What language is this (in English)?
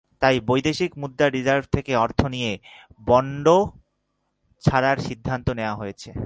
Bangla